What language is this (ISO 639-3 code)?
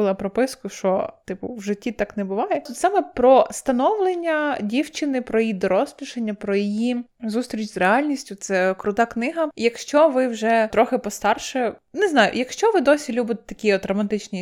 ukr